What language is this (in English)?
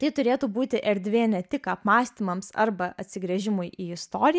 Lithuanian